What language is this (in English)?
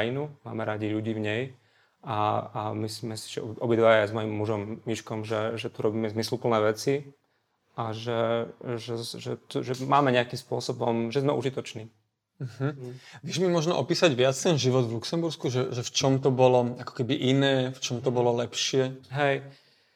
Slovak